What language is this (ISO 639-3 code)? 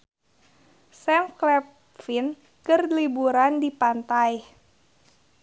sun